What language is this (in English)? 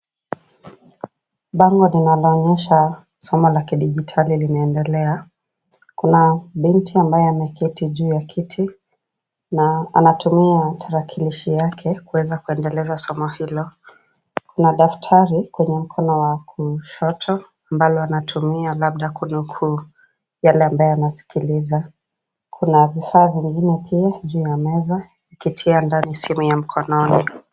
Swahili